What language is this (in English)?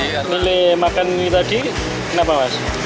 Indonesian